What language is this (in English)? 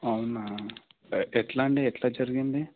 Telugu